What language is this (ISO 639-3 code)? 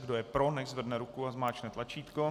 ces